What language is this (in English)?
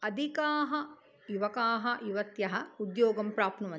Sanskrit